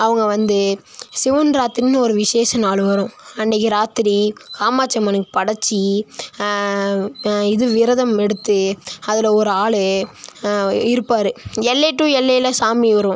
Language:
Tamil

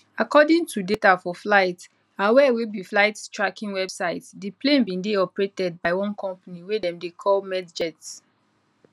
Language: Nigerian Pidgin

